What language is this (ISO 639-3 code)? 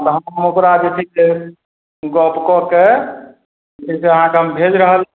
mai